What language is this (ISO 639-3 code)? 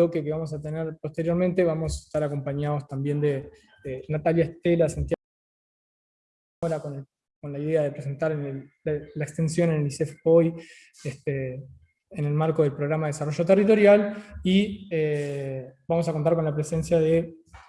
spa